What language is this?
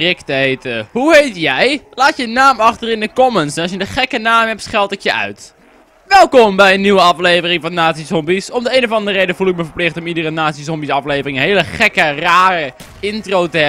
Dutch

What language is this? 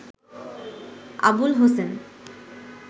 Bangla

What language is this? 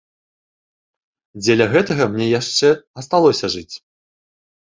Belarusian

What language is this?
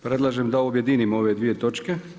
Croatian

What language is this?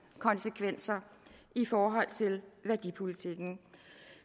Danish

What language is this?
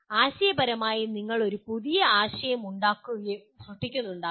Malayalam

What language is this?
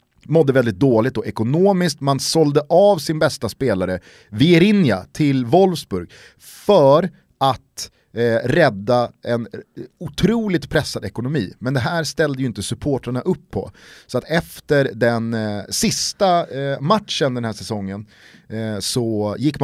Swedish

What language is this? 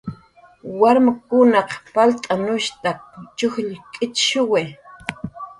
Jaqaru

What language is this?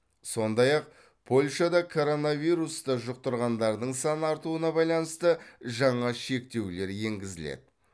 Kazakh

